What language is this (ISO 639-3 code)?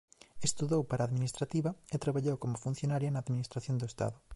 glg